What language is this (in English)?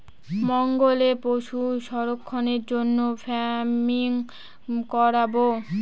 Bangla